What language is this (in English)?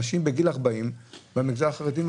Hebrew